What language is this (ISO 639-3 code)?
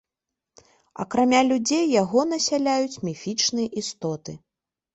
bel